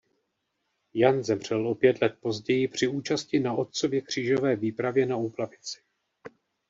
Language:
Czech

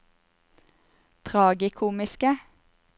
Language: Norwegian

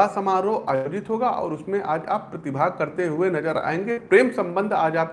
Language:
Hindi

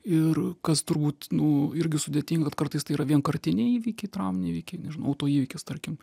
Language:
Lithuanian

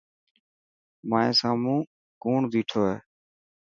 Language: Dhatki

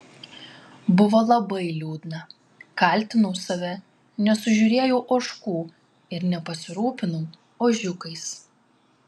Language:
Lithuanian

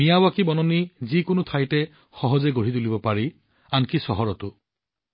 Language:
Assamese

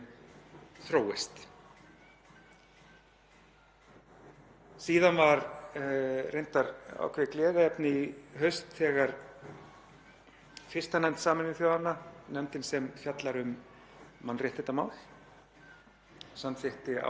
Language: Icelandic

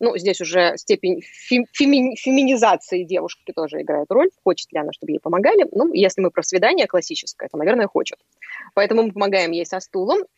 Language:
Russian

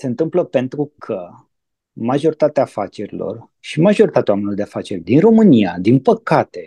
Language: Romanian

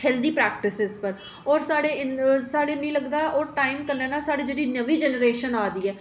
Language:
Dogri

